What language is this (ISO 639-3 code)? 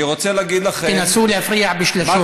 heb